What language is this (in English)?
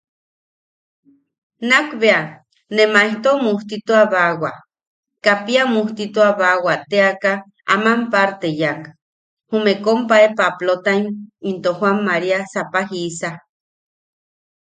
Yaqui